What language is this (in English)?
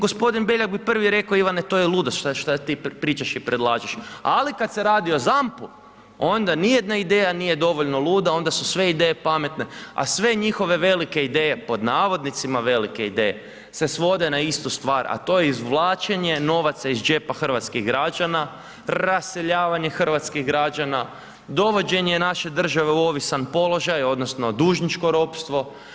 Croatian